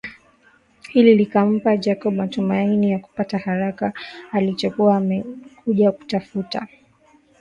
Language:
Swahili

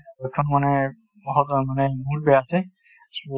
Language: Assamese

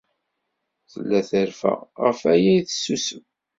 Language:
Kabyle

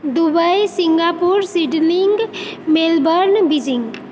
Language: Maithili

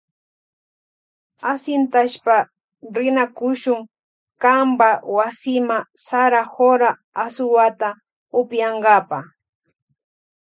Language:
Loja Highland Quichua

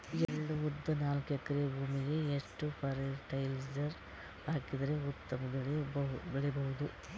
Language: Kannada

